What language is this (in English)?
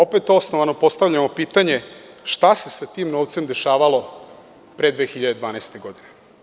Serbian